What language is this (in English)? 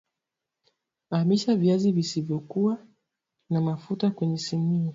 Swahili